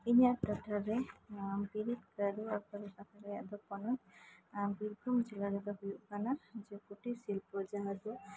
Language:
Santali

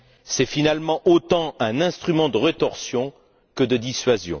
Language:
French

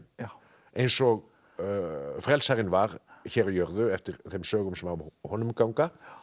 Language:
Icelandic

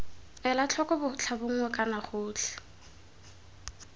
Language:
Tswana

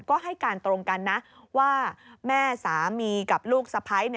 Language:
Thai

